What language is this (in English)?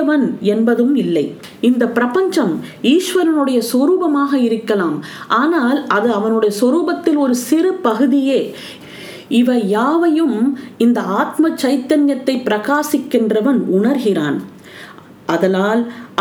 Tamil